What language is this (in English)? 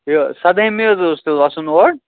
Kashmiri